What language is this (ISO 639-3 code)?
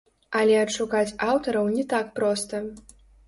bel